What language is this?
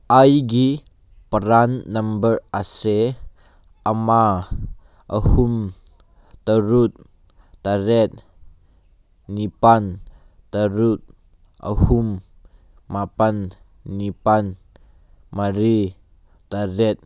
Manipuri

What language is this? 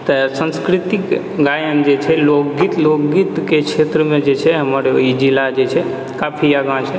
Maithili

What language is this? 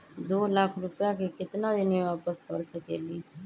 Magahi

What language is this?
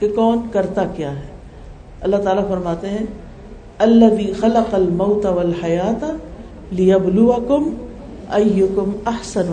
Urdu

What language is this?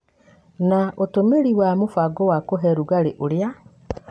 Kikuyu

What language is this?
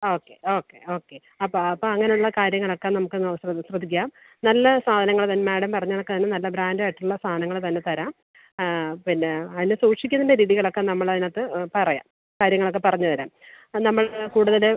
Malayalam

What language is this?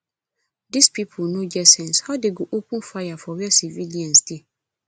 Nigerian Pidgin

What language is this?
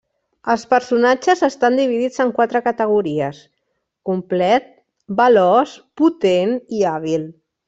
Catalan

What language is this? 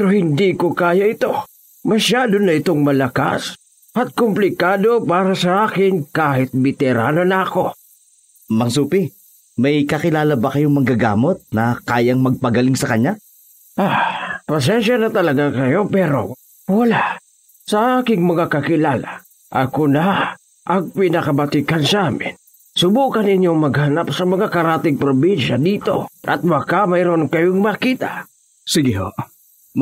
Filipino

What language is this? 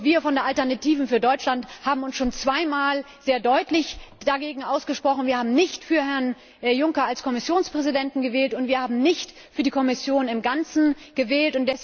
German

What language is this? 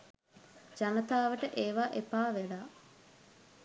Sinhala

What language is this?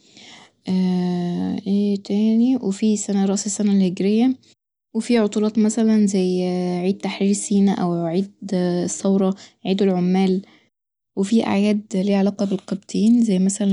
Egyptian Arabic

